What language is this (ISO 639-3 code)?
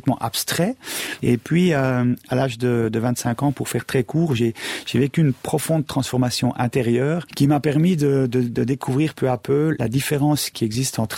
fra